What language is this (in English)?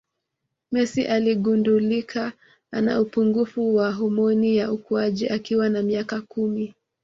Swahili